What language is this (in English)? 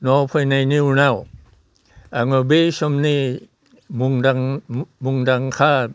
Bodo